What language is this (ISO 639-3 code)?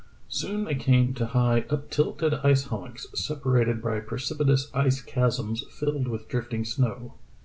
eng